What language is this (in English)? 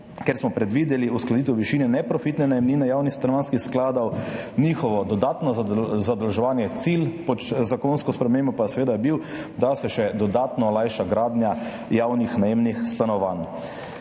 Slovenian